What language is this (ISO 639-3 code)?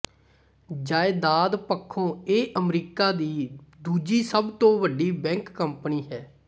pan